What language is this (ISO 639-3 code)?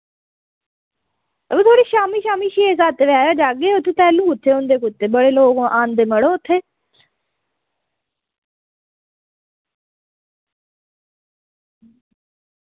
doi